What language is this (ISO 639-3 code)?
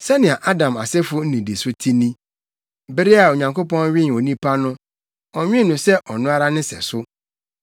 aka